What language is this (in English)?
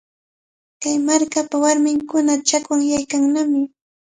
Cajatambo North Lima Quechua